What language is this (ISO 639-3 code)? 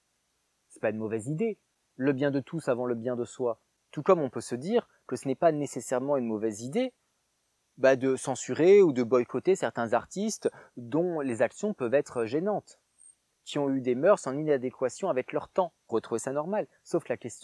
fra